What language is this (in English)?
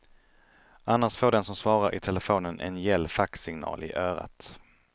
Swedish